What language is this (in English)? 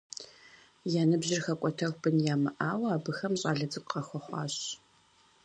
Kabardian